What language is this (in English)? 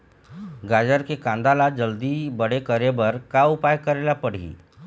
Chhattisgarhi